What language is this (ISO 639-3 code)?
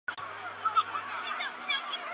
zho